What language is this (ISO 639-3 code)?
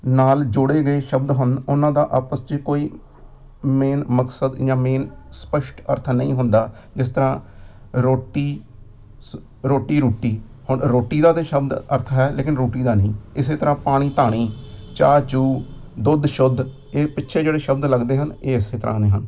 pan